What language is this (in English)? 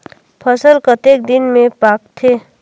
Chhattisgarhi